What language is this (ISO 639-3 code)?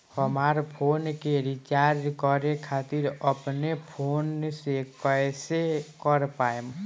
bho